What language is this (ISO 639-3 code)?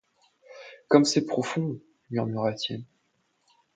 fra